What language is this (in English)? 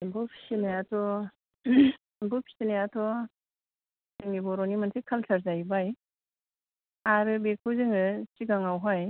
Bodo